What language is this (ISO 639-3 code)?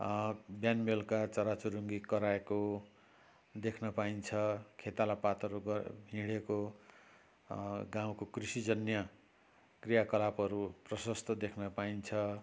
nep